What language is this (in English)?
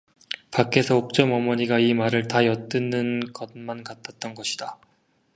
Korean